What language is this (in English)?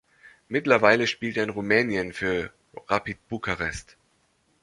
German